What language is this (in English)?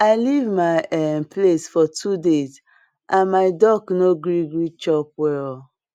Nigerian Pidgin